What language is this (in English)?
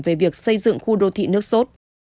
Vietnamese